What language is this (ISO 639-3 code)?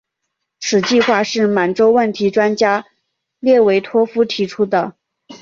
zho